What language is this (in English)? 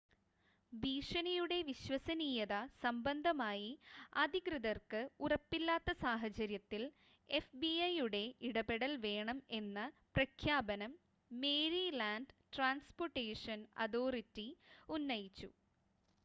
Malayalam